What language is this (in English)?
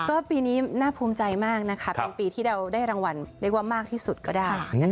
Thai